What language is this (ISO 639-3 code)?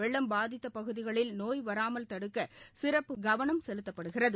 tam